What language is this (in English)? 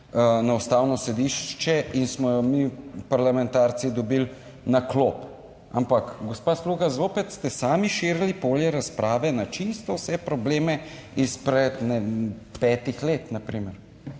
Slovenian